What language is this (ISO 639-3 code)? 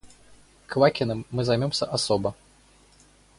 rus